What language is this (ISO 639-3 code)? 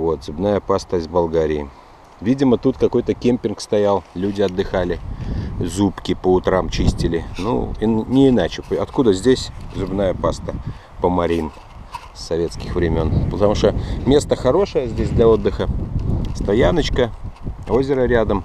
rus